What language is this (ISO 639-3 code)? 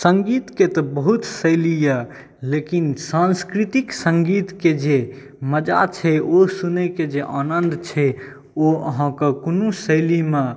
mai